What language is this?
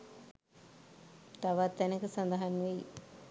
Sinhala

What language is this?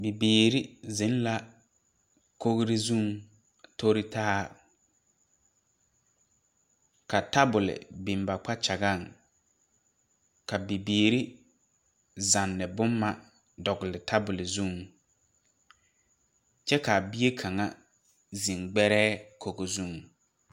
Southern Dagaare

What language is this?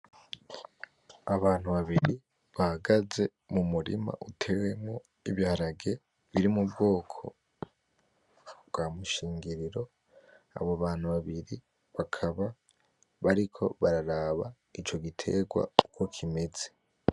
Rundi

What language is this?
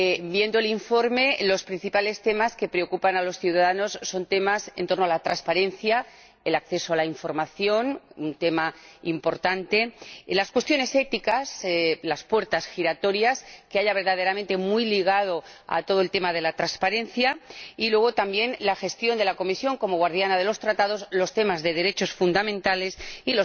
Spanish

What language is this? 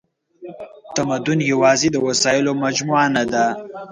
Pashto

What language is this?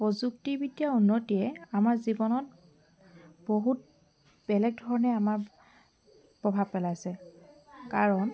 Assamese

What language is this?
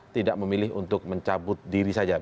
Indonesian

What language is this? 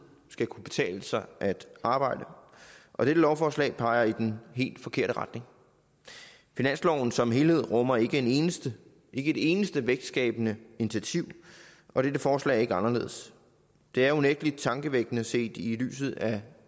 Danish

